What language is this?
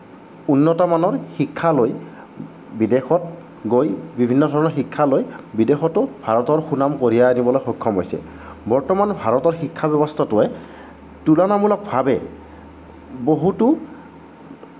Assamese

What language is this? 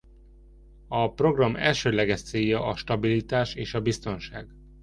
Hungarian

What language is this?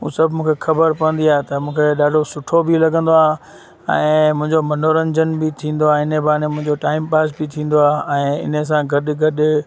Sindhi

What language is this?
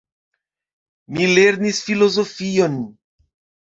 Esperanto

